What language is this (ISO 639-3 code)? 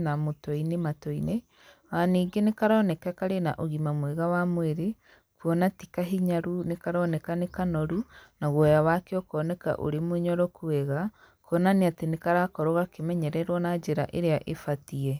kik